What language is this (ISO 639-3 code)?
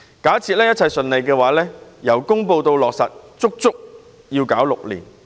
yue